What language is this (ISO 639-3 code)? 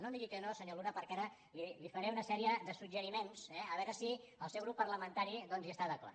cat